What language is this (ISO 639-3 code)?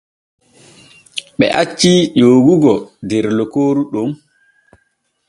fue